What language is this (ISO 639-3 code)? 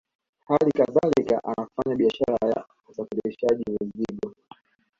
swa